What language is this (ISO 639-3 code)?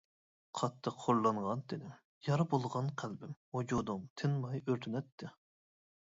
uig